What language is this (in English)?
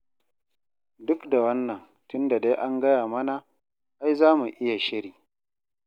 Hausa